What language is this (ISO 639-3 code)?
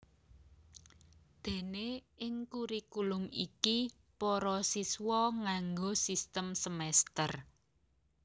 jav